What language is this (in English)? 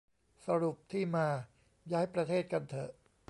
Thai